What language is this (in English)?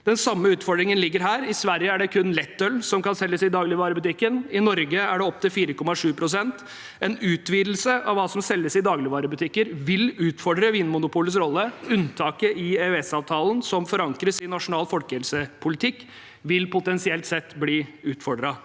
Norwegian